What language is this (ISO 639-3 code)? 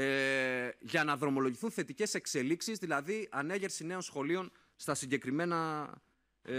ell